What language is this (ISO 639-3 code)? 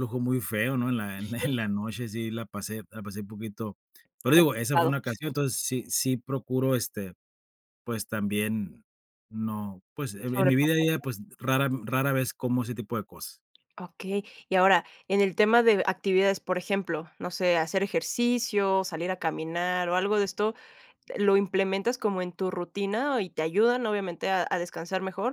spa